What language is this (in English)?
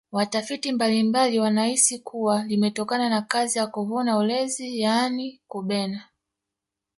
Swahili